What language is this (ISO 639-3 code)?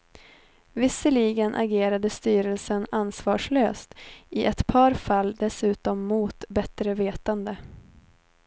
swe